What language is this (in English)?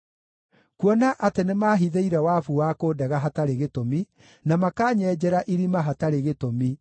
Kikuyu